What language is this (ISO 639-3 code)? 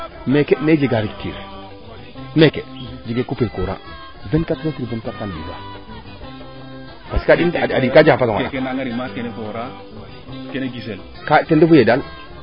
srr